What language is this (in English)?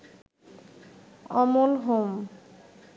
Bangla